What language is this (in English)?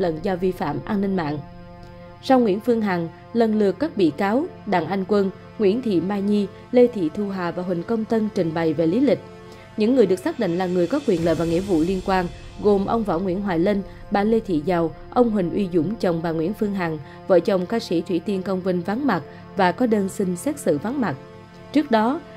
Vietnamese